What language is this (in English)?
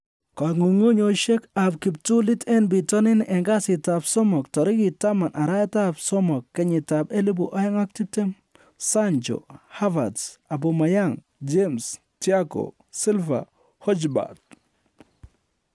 Kalenjin